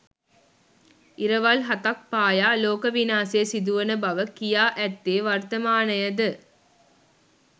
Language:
Sinhala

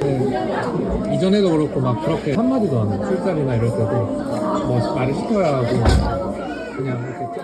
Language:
Korean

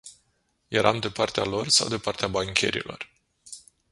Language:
Romanian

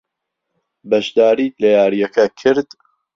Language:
Central Kurdish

